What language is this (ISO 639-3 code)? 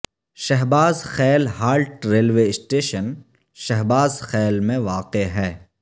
urd